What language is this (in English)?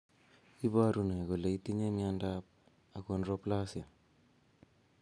Kalenjin